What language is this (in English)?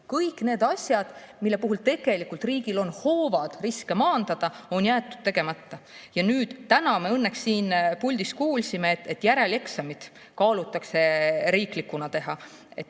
Estonian